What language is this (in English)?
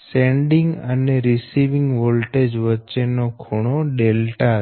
Gujarati